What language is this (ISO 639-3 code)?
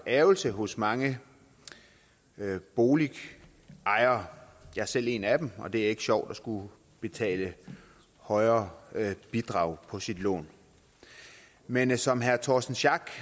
dan